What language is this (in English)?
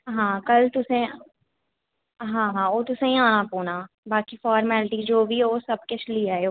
Dogri